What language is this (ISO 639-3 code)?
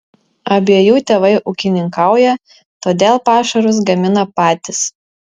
lit